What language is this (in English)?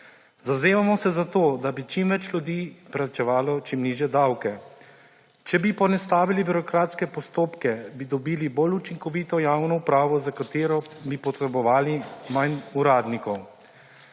Slovenian